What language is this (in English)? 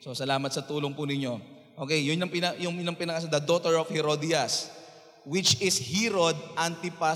Filipino